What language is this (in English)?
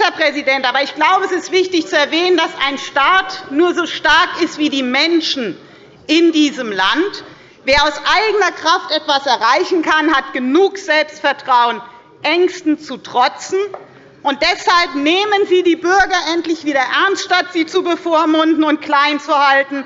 German